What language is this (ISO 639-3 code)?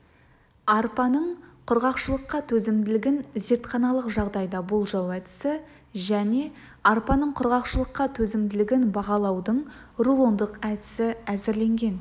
kaz